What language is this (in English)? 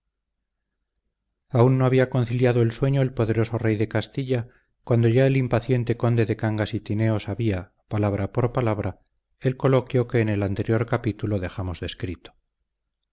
Spanish